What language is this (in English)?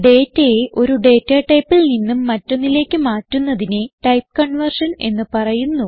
Malayalam